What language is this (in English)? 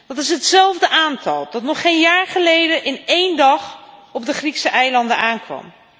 Dutch